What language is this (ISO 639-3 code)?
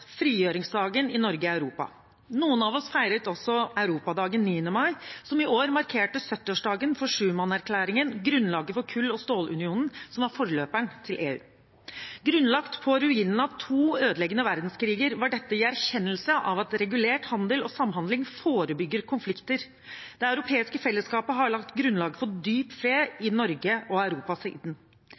nob